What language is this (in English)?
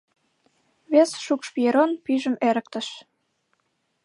Mari